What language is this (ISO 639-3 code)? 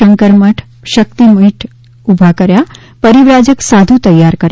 guj